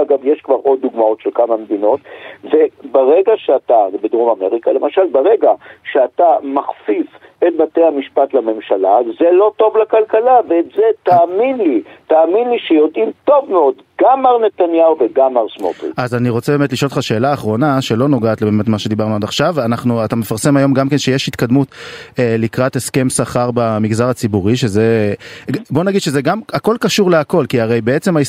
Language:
Hebrew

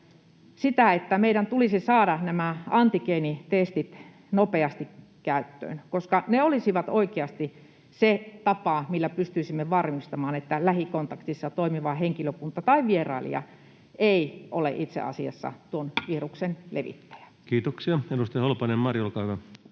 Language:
Finnish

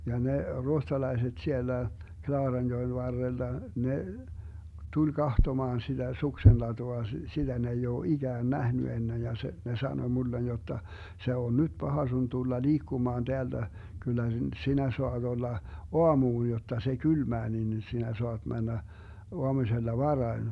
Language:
Finnish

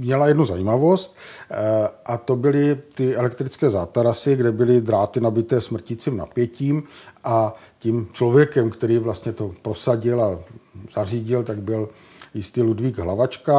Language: Czech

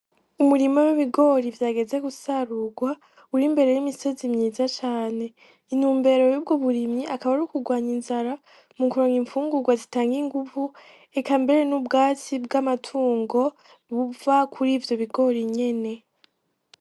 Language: Rundi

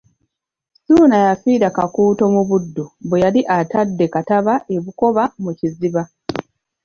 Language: Ganda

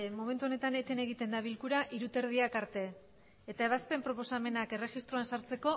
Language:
Basque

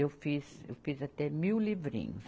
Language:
Portuguese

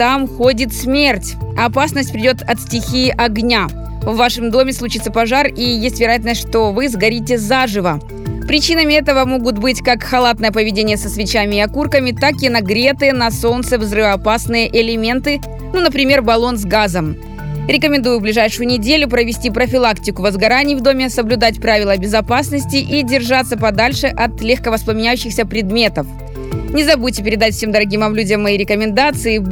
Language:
Russian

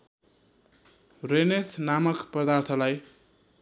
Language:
Nepali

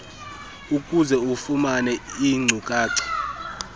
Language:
Xhosa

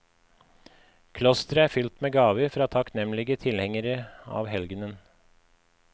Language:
Norwegian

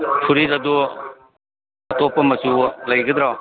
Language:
Manipuri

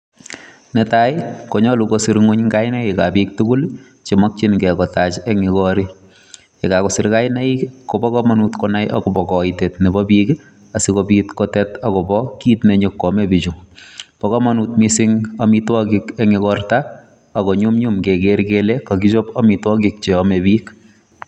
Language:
Kalenjin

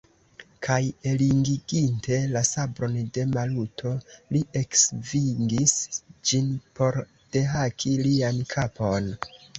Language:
Esperanto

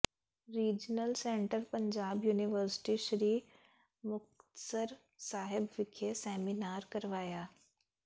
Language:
Punjabi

